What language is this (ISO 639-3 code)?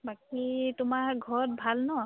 asm